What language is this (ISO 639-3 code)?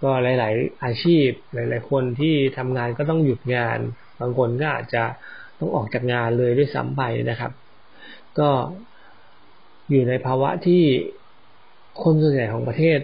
tha